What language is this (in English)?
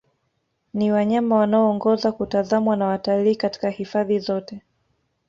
Swahili